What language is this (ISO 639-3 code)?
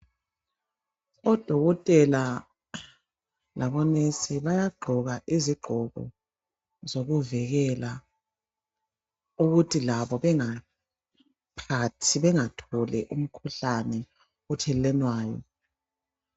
nde